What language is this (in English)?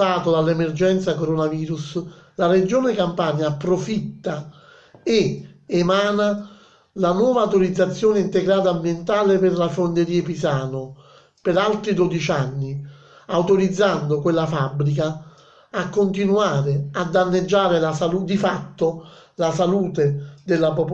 Italian